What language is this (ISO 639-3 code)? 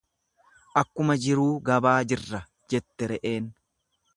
orm